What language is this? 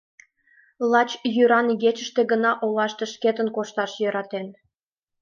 Mari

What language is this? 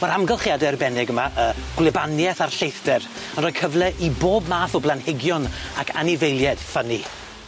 Welsh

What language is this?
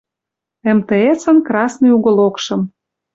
Western Mari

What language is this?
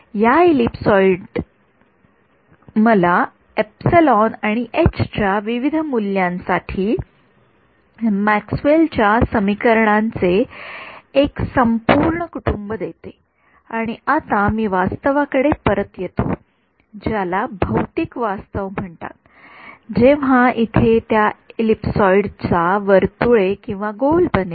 Marathi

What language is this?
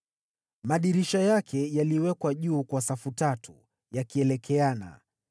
Swahili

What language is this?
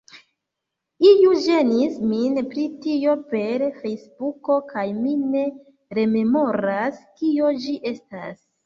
Esperanto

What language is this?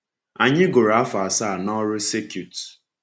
Igbo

